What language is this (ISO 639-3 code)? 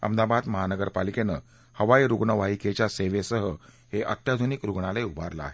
mar